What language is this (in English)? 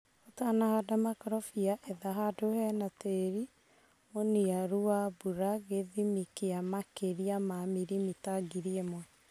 Kikuyu